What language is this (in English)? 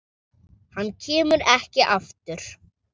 Icelandic